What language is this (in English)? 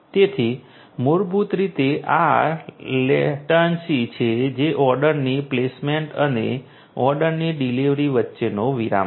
Gujarati